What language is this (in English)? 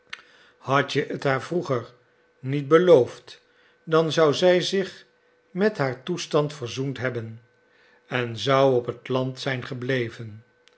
Dutch